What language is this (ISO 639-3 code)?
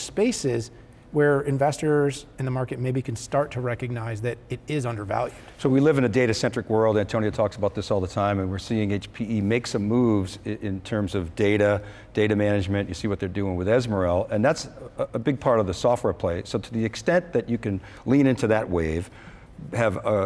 eng